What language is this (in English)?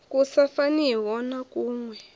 Venda